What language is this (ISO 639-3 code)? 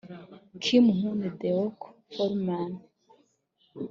kin